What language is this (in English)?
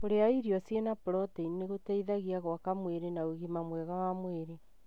Kikuyu